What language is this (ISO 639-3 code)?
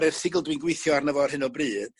cym